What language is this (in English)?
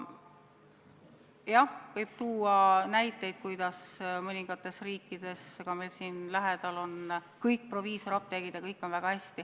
Estonian